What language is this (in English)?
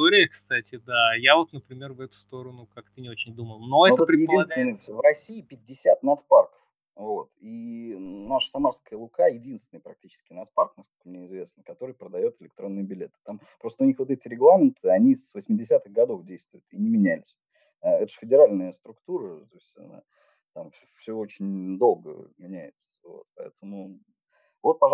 Russian